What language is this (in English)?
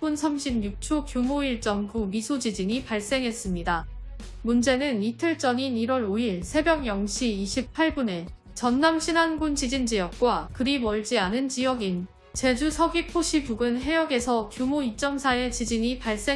Korean